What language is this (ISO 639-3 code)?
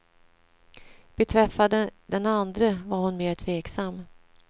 swe